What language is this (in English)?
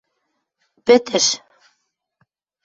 Western Mari